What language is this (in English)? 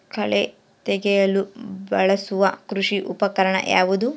Kannada